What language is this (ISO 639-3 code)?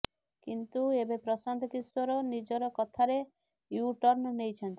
ori